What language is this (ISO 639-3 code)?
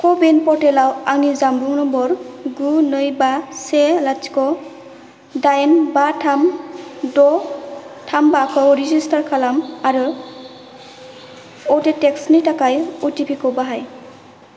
brx